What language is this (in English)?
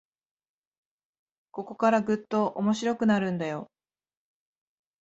Japanese